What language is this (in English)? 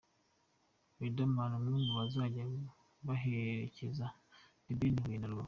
Kinyarwanda